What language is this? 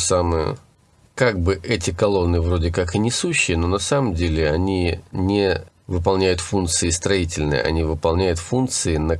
Russian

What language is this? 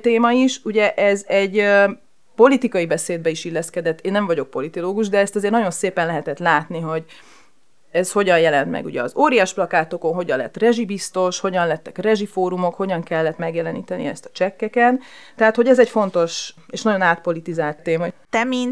Hungarian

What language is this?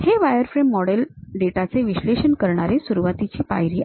Marathi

